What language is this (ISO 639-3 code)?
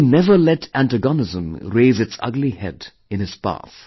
eng